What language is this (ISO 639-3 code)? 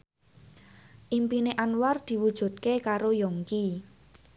jav